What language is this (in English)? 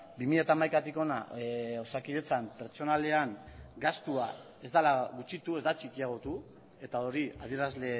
Basque